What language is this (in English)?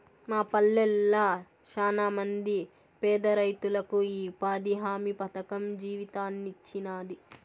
Telugu